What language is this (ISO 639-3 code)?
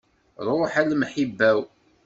kab